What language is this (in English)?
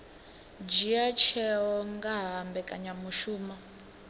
Venda